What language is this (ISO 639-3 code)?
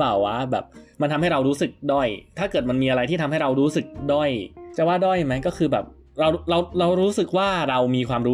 tha